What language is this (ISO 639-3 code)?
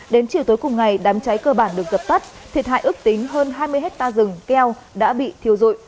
vie